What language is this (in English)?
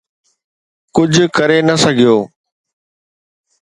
Sindhi